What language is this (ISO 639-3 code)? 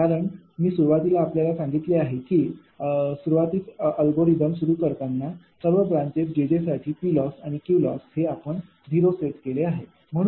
mar